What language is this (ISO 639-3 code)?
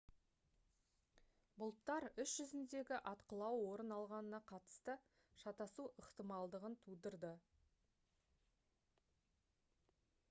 kaz